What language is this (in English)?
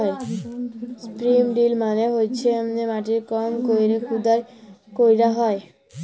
Bangla